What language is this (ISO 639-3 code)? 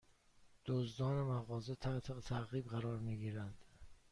fas